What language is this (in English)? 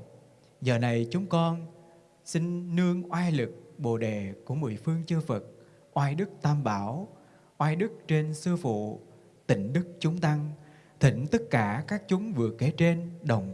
Vietnamese